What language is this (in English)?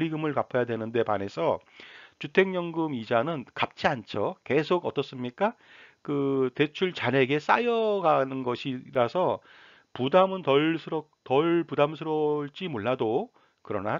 Korean